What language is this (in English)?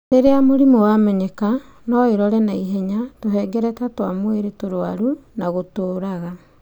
Kikuyu